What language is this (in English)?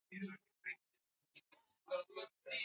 Swahili